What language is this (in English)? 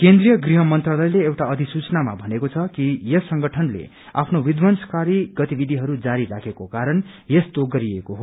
Nepali